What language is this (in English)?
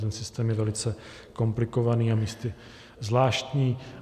Czech